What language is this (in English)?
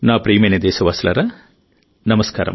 Telugu